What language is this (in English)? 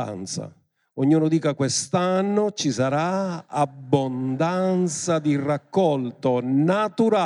Italian